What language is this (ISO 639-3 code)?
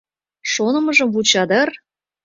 chm